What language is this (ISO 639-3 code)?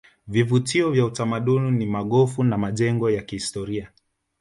swa